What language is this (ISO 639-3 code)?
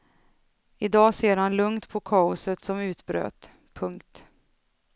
swe